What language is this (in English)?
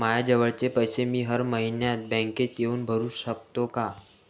Marathi